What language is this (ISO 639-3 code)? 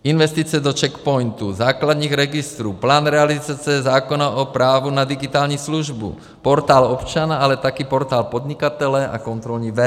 ces